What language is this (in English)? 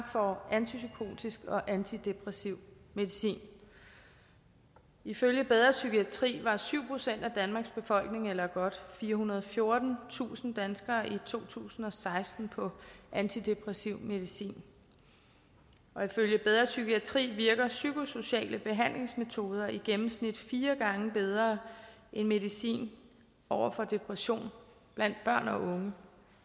Danish